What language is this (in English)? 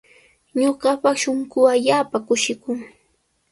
Sihuas Ancash Quechua